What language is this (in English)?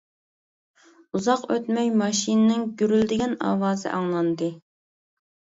Uyghur